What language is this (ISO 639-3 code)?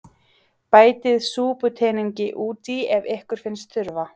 isl